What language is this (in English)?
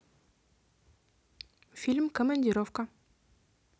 Russian